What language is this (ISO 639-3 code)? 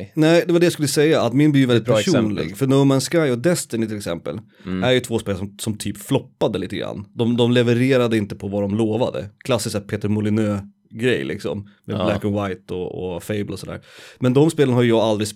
swe